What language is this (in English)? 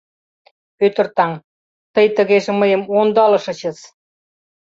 Mari